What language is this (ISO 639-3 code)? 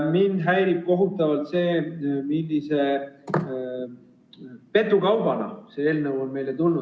est